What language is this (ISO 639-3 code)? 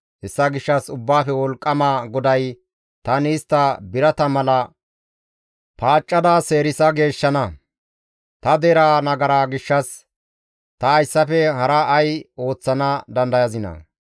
gmv